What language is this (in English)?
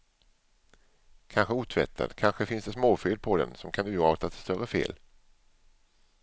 Swedish